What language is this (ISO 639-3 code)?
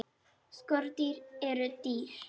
isl